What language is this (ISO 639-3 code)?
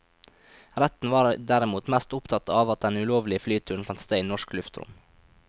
nor